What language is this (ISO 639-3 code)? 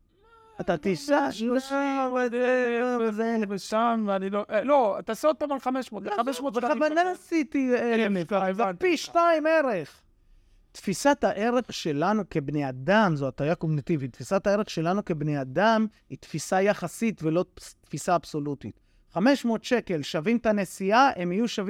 heb